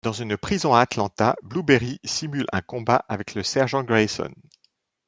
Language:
French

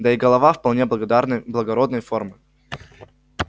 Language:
Russian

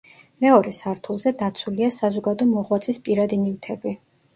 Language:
Georgian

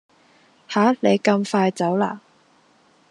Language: Cantonese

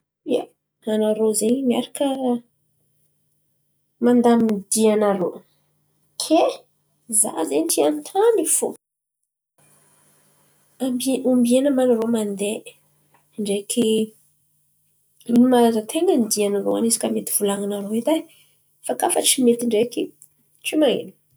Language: Antankarana Malagasy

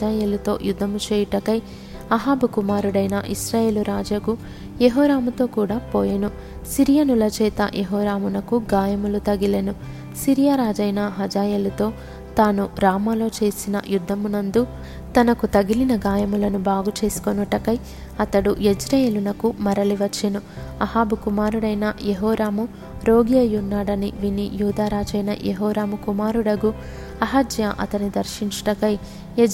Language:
Telugu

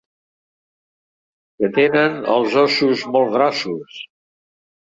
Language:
Catalan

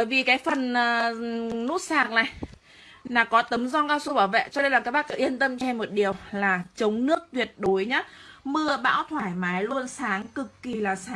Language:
Vietnamese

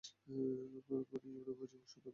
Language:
Bangla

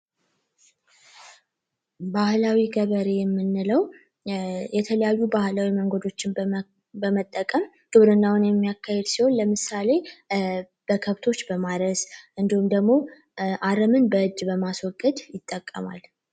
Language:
Amharic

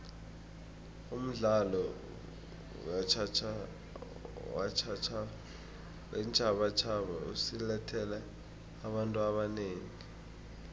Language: South Ndebele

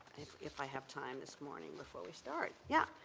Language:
English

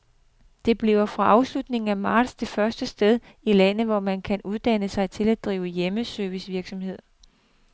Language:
Danish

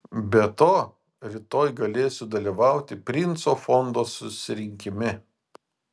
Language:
Lithuanian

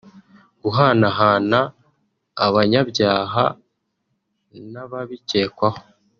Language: Kinyarwanda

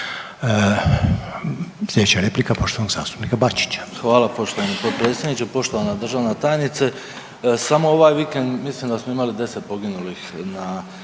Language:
Croatian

